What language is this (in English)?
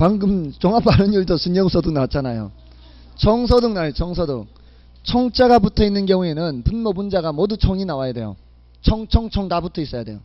Korean